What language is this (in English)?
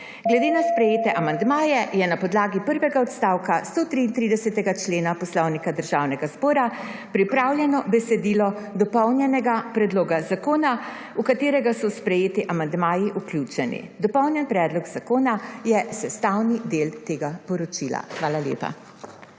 Slovenian